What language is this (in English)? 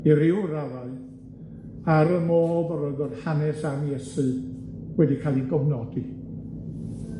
Welsh